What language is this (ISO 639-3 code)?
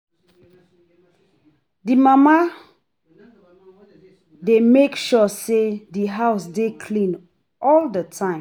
pcm